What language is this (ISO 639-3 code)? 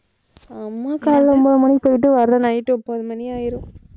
tam